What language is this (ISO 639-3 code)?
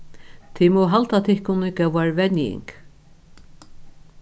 fao